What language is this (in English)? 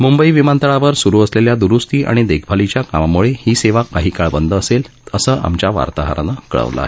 Marathi